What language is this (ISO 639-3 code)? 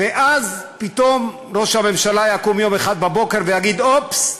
heb